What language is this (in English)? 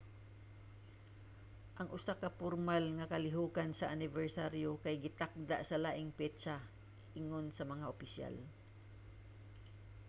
Cebuano